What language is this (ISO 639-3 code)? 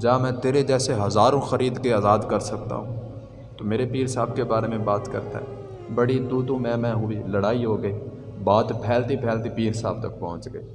urd